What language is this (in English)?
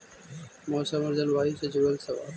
Magahi